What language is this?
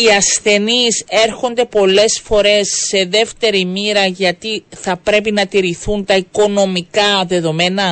Greek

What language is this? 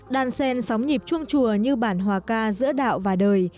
Vietnamese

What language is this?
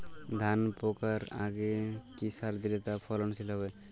Bangla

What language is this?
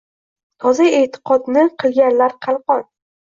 Uzbek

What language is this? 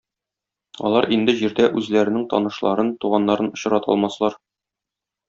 Tatar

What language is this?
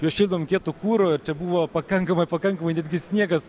Lithuanian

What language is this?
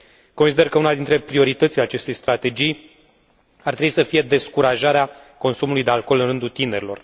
Romanian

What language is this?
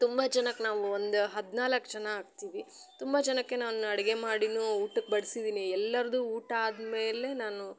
Kannada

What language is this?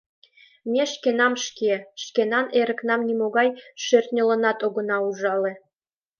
Mari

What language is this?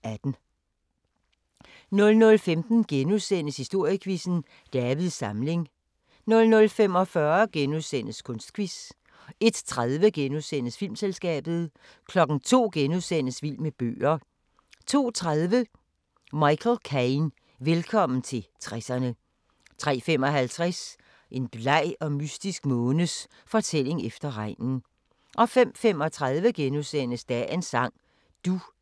Danish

